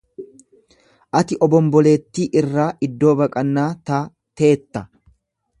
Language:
Oromo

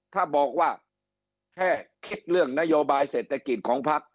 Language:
Thai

